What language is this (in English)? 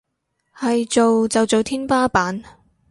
Cantonese